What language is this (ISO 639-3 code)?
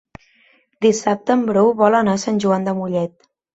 cat